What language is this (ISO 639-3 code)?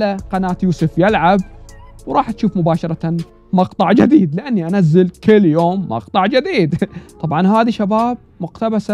ara